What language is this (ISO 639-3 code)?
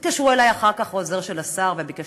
heb